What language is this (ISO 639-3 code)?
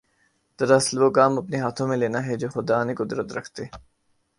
urd